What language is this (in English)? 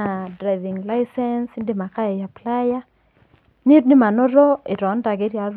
Masai